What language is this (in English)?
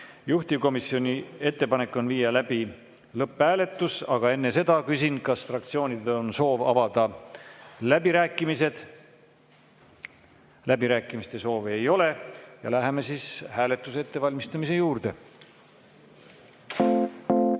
Estonian